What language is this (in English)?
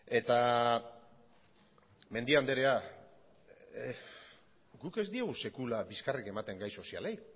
Basque